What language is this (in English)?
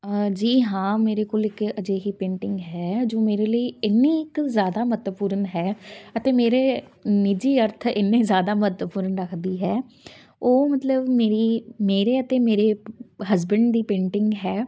Punjabi